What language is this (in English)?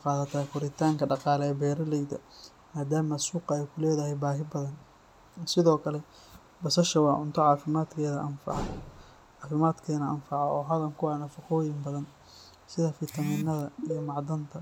Somali